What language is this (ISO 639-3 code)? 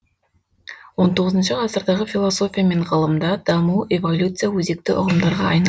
kaz